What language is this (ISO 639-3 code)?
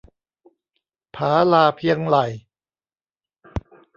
tha